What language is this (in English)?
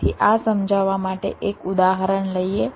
Gujarati